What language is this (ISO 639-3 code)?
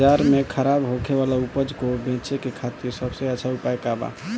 bho